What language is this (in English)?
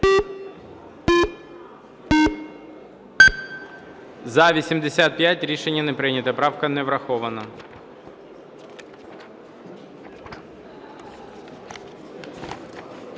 Ukrainian